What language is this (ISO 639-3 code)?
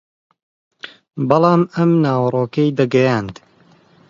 ckb